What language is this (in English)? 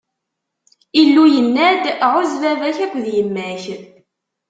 Kabyle